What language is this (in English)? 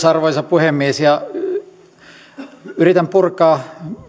Finnish